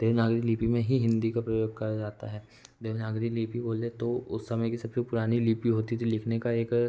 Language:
Hindi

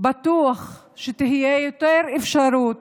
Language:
Hebrew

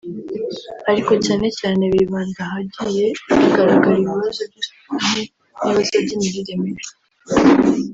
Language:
Kinyarwanda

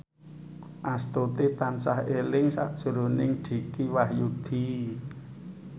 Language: Javanese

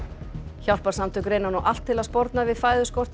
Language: Icelandic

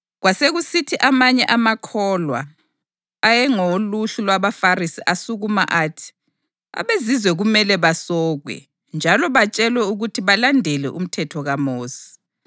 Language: North Ndebele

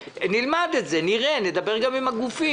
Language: Hebrew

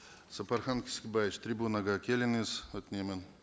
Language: Kazakh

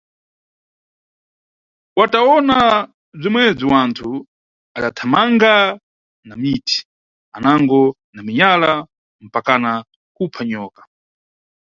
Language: Nyungwe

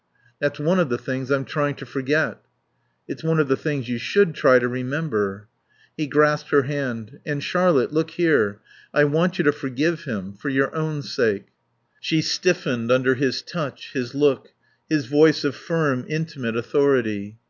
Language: English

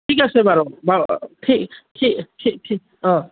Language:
Assamese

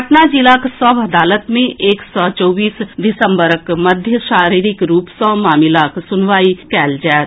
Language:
Maithili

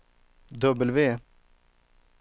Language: Swedish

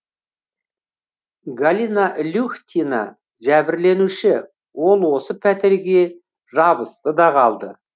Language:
Kazakh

